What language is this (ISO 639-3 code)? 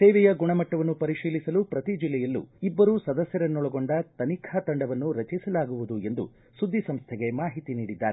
kan